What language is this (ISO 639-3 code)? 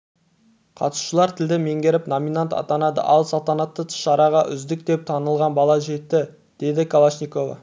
kaz